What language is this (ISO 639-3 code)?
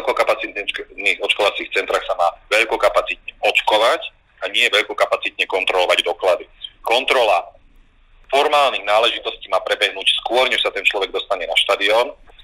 slk